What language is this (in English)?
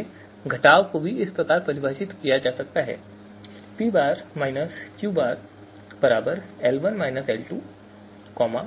Hindi